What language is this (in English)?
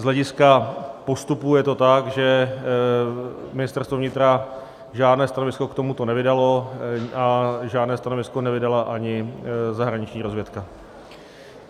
Czech